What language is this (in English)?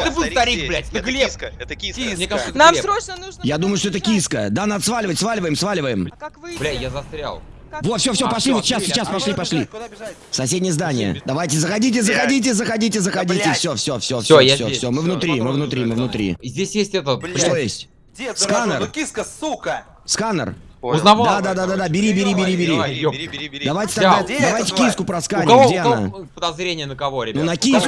Russian